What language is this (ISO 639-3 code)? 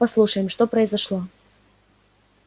rus